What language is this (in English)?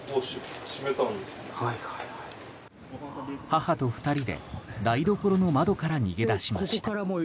Japanese